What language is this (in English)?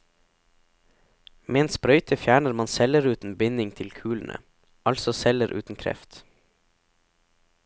Norwegian